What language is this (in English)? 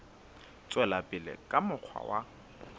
Southern Sotho